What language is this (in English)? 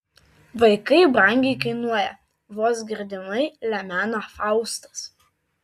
Lithuanian